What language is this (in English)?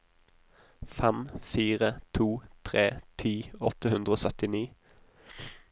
Norwegian